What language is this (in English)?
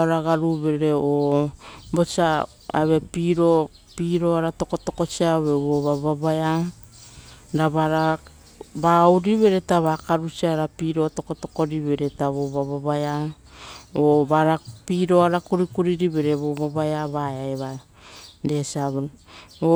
Rotokas